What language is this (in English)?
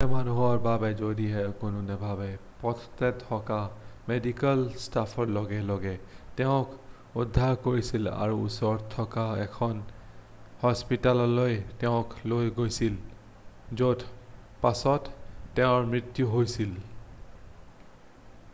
Assamese